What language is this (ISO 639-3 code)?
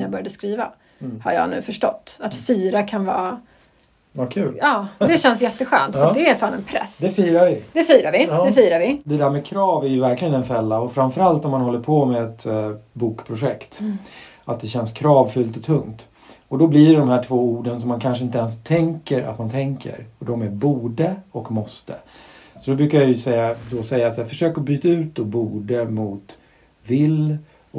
swe